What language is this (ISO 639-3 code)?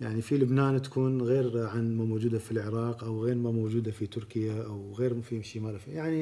ara